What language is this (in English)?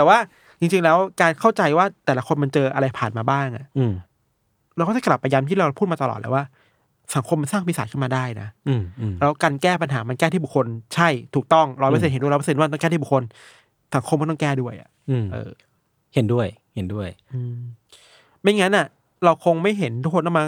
Thai